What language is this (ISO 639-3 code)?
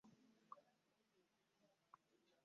lug